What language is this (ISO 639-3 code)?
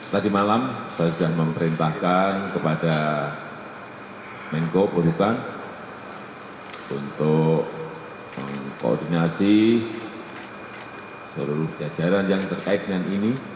ind